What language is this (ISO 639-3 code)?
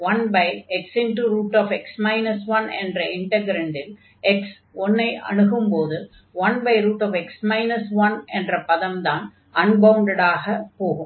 tam